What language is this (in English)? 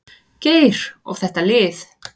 Icelandic